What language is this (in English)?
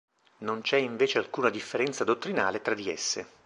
Italian